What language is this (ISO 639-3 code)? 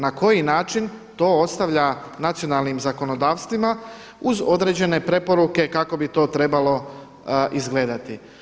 hrv